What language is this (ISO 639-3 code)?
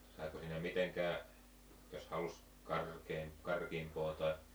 fin